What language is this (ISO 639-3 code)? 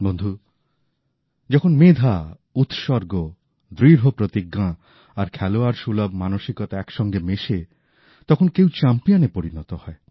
ben